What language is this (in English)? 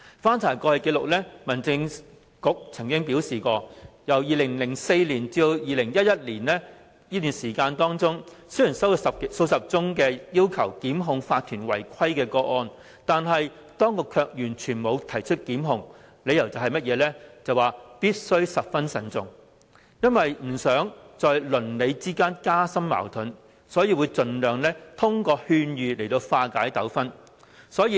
Cantonese